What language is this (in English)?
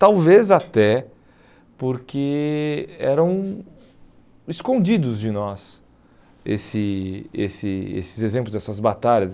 Portuguese